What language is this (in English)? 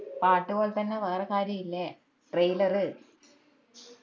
Malayalam